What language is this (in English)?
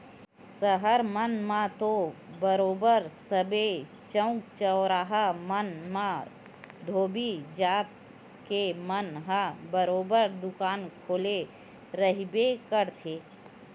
Chhattisgarhi